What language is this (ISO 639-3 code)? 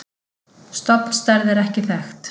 isl